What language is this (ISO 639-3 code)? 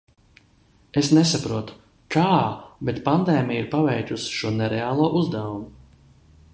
lav